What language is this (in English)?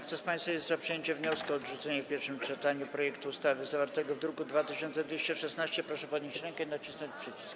Polish